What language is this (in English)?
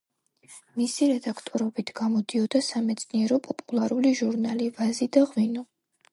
Georgian